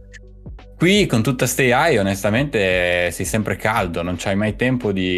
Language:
Italian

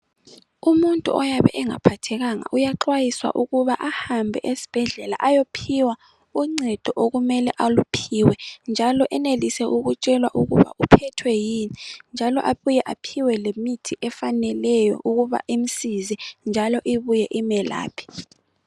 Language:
North Ndebele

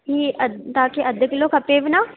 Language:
Sindhi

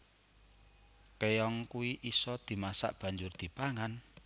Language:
Javanese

